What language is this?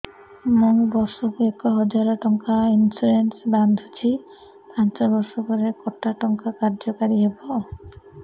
Odia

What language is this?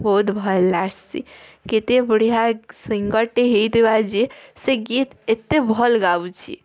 Odia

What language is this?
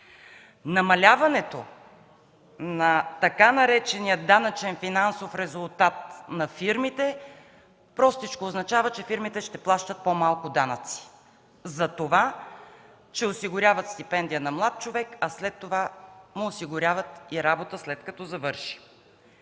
Bulgarian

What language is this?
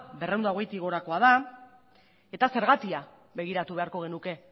Basque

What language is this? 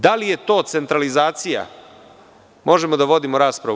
Serbian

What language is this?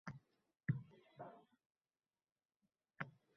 Uzbek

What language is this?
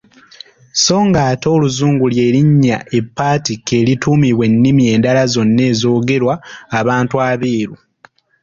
Ganda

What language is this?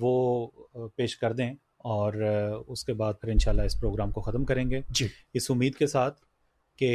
Urdu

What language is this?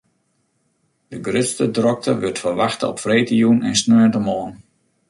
Western Frisian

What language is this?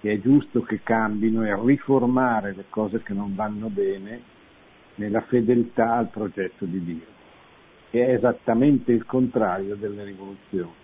Italian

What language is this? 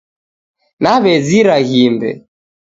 Taita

